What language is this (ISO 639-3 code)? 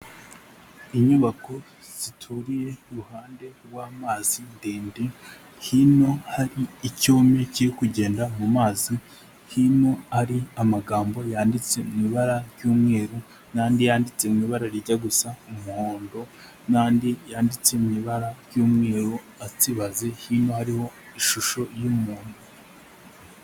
kin